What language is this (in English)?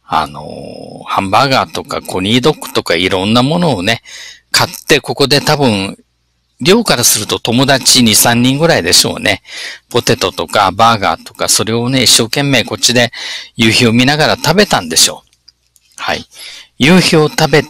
Japanese